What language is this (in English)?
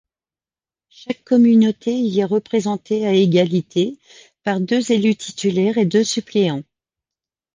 French